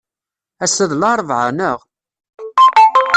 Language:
Kabyle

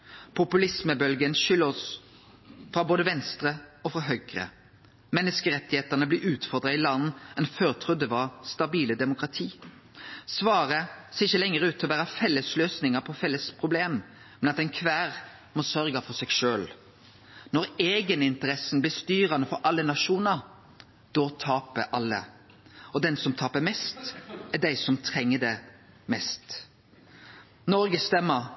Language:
Norwegian Nynorsk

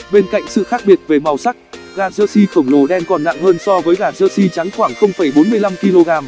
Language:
Vietnamese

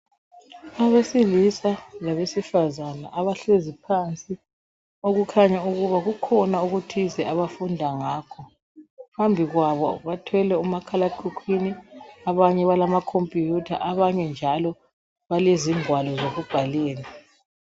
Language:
North Ndebele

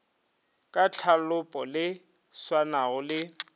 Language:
Northern Sotho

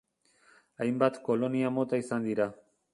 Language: Basque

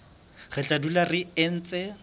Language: Southern Sotho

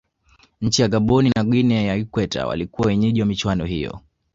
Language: Swahili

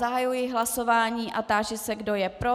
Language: Czech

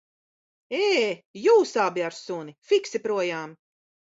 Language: Latvian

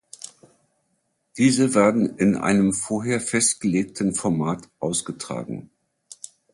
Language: German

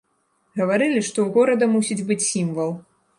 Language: Belarusian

